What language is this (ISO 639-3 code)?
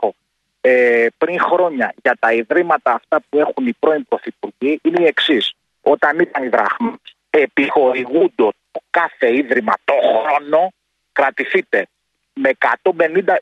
ell